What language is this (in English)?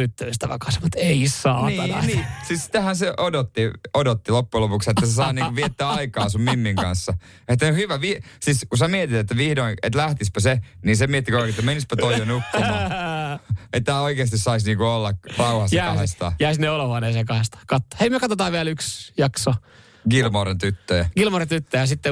Finnish